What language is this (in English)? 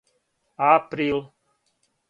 Serbian